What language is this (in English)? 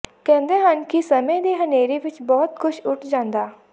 Punjabi